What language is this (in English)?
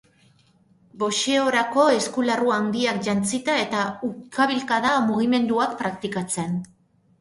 Basque